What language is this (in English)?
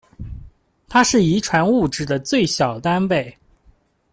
Chinese